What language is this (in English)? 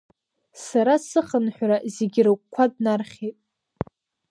Abkhazian